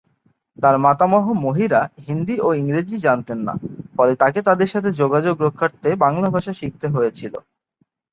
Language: Bangla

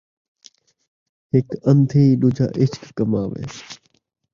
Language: Saraiki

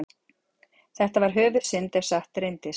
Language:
Icelandic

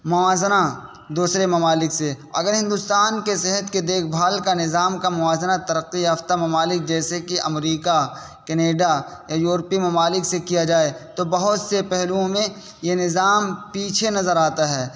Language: Urdu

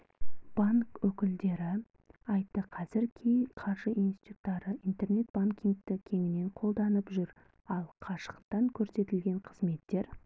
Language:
Kazakh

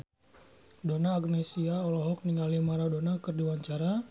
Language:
Sundanese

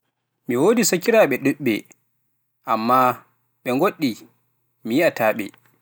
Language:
Pular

